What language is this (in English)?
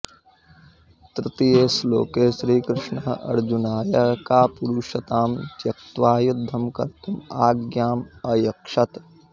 Sanskrit